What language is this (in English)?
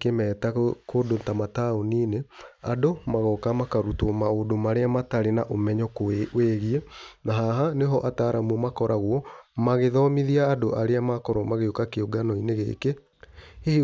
Kikuyu